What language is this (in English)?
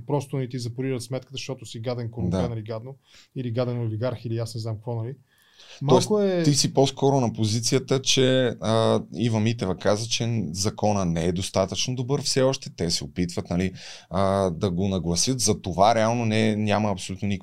Bulgarian